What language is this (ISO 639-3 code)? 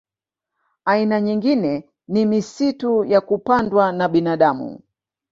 swa